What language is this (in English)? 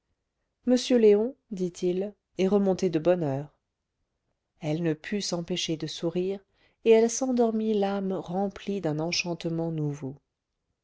French